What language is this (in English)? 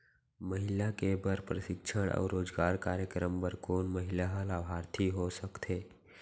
Chhattisgarhi